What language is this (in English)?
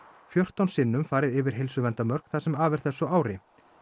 Icelandic